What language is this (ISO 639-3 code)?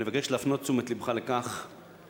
heb